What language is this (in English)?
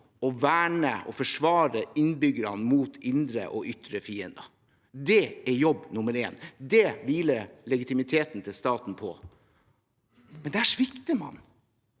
Norwegian